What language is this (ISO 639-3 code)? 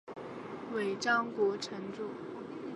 zho